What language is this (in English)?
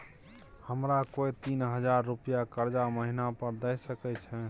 Maithili